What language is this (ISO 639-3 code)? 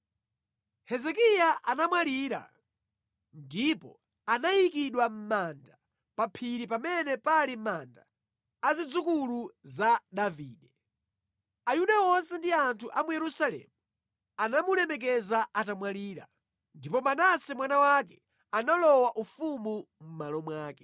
nya